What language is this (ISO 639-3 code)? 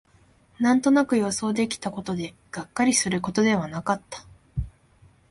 jpn